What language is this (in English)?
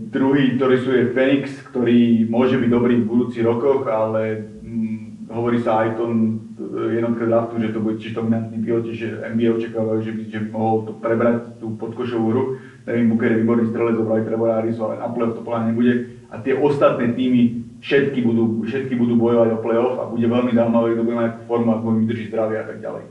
Slovak